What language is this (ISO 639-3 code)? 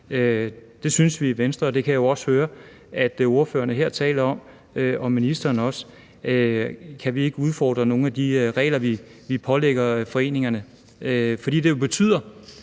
dan